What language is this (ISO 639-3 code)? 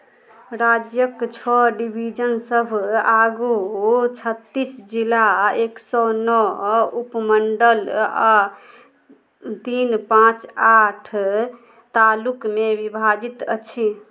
mai